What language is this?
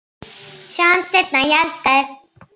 Icelandic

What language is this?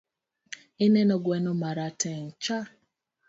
Luo (Kenya and Tanzania)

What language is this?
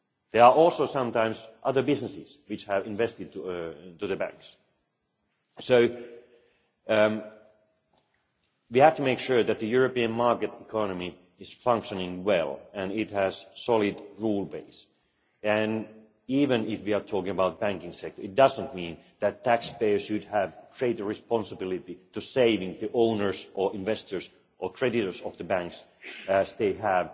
English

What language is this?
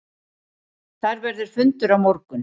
Icelandic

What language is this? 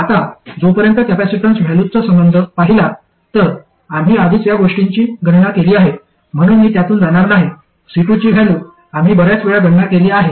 Marathi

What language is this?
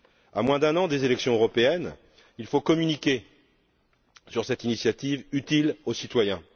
French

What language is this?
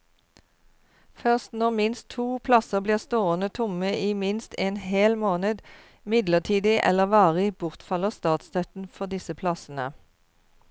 Norwegian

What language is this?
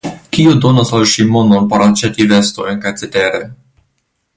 Esperanto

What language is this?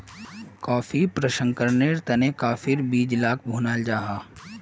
Magahi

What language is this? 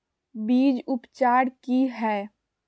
Magahi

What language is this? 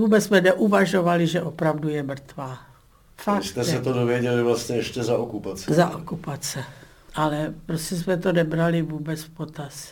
Czech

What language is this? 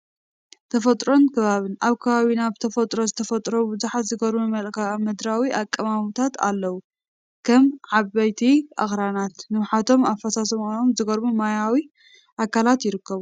Tigrinya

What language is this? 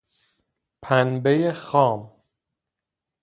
Persian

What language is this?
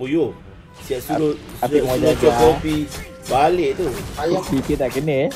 Malay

